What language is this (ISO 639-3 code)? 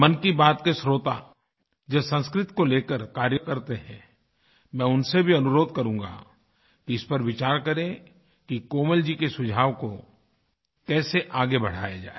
hin